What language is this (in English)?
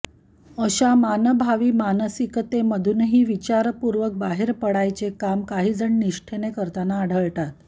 Marathi